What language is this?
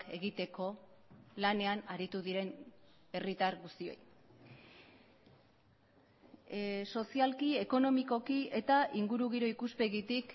Basque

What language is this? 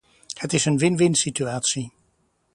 Dutch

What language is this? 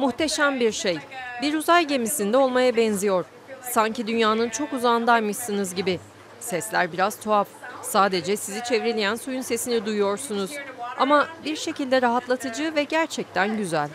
Turkish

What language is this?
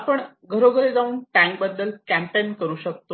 Marathi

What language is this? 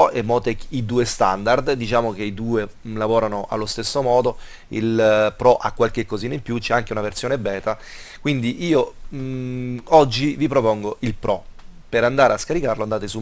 Italian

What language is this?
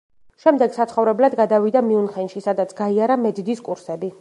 Georgian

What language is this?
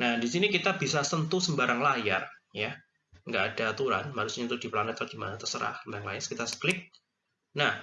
Indonesian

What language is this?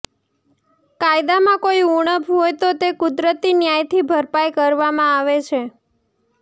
Gujarati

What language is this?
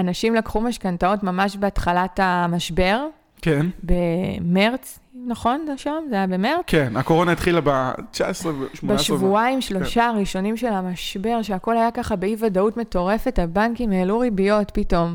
Hebrew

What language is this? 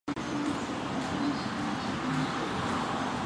Chinese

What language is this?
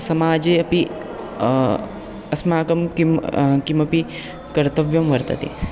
Sanskrit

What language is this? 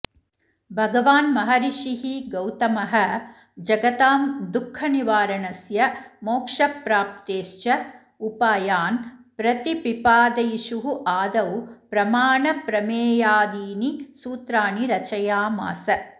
Sanskrit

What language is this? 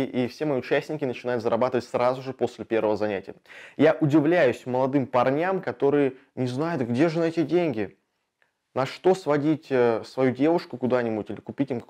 Russian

